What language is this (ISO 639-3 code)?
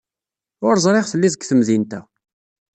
kab